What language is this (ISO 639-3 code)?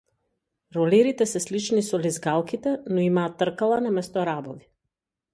mkd